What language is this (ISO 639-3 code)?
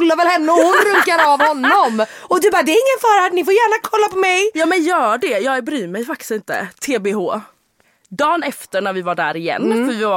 swe